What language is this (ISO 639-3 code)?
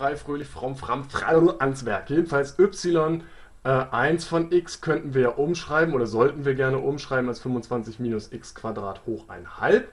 deu